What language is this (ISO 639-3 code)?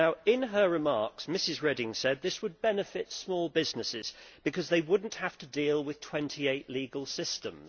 eng